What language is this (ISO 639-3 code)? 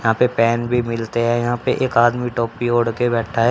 hin